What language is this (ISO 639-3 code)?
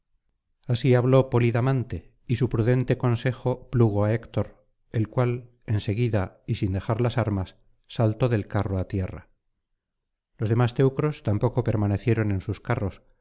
spa